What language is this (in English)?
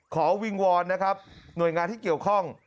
Thai